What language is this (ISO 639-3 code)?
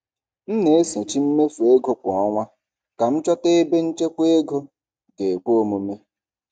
ibo